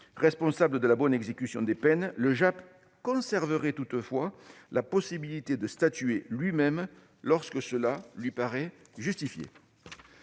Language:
French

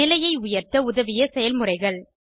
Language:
Tamil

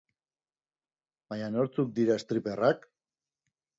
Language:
Basque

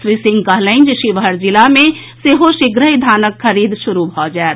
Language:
Maithili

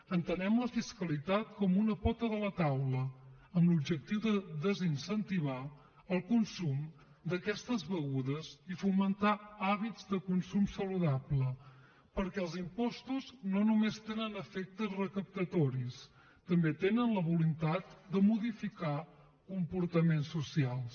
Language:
Catalan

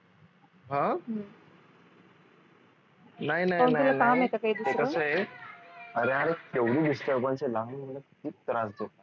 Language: Marathi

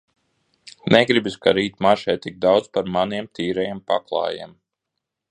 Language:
Latvian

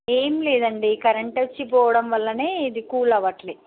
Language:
Telugu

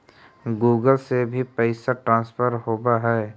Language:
Magahi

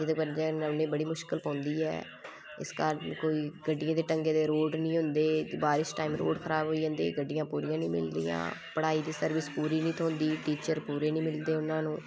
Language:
Dogri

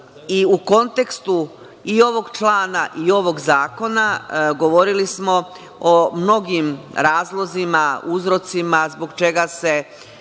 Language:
Serbian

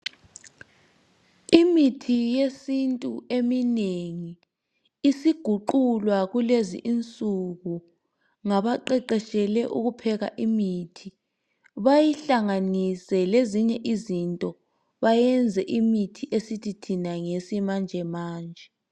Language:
North Ndebele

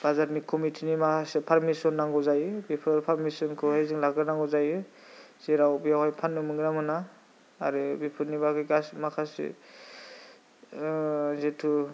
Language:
Bodo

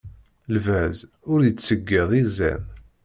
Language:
Kabyle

